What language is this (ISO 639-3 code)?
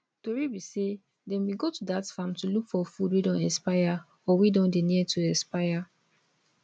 pcm